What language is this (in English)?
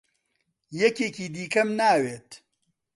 Central Kurdish